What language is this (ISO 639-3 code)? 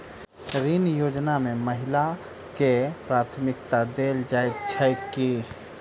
mai